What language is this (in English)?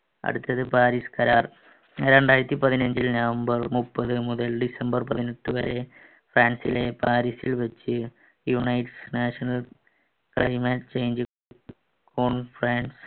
Malayalam